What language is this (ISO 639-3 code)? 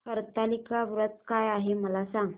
mar